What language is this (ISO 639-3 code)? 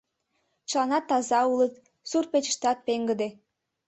chm